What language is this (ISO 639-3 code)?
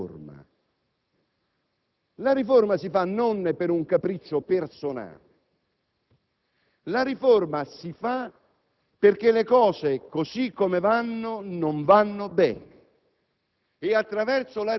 ita